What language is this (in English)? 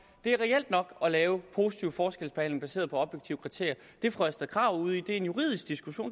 Danish